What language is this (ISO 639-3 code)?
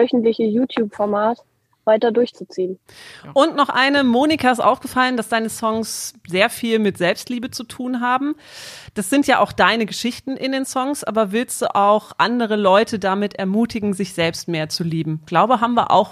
deu